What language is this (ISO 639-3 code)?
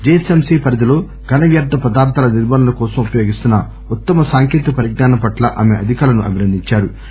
tel